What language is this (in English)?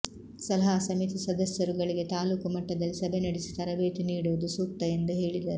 Kannada